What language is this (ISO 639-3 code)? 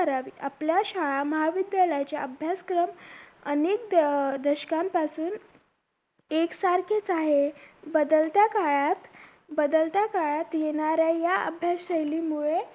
mar